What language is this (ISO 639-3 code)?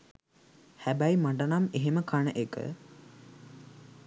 sin